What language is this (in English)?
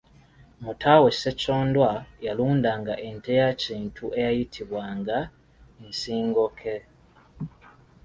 Ganda